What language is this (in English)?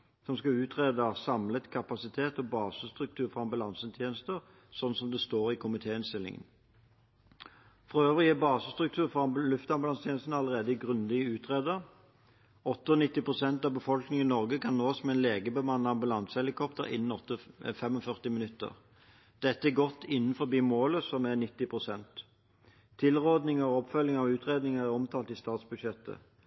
Norwegian Bokmål